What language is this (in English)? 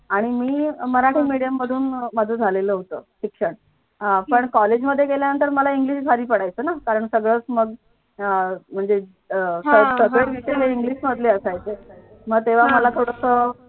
Marathi